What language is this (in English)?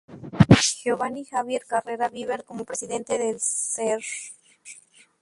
Spanish